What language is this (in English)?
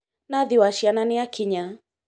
Kikuyu